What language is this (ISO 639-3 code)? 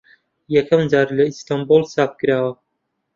ckb